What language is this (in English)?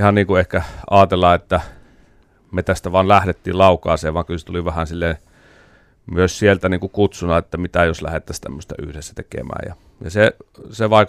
Finnish